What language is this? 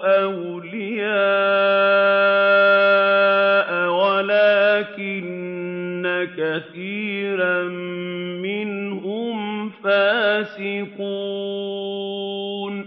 Arabic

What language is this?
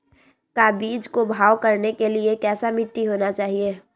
Magahi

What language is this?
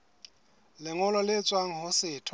Southern Sotho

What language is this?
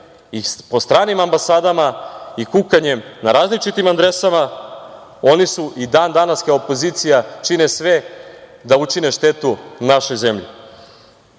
Serbian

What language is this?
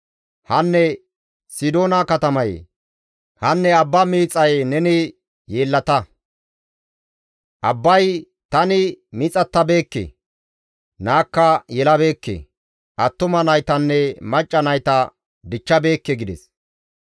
Gamo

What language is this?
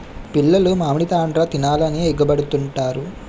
Telugu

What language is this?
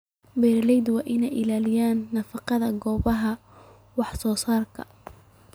Somali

